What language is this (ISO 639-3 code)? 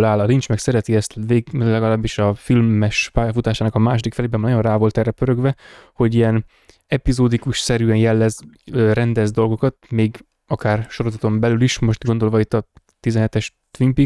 hun